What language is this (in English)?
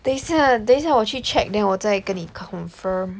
English